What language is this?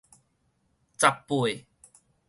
Min Nan Chinese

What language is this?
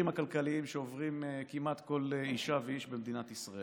Hebrew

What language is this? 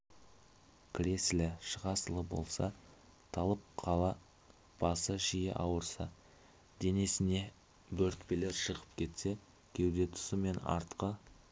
Kazakh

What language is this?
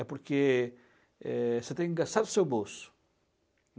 Portuguese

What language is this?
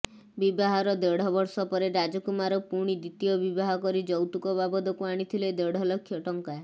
Odia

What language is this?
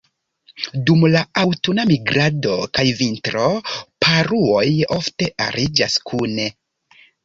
Esperanto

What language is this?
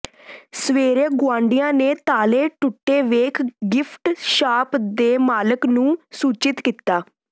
Punjabi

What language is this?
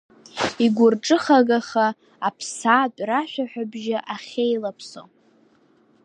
Abkhazian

